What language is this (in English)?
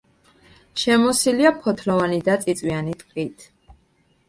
Georgian